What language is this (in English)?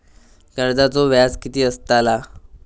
Marathi